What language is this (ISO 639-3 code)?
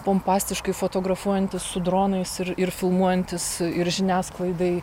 lit